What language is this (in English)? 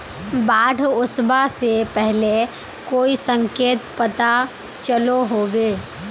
Magahi